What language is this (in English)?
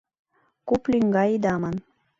Mari